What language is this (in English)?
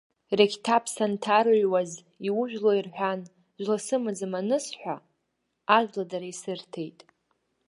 Abkhazian